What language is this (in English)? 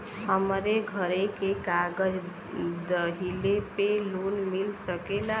Bhojpuri